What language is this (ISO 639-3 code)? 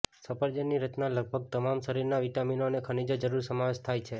guj